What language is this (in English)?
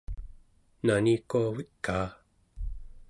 Central Yupik